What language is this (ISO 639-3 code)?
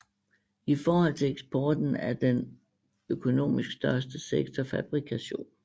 dan